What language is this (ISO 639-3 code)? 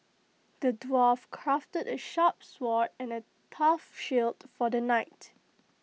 eng